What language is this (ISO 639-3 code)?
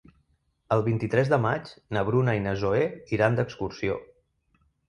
cat